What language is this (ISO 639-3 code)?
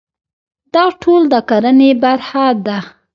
pus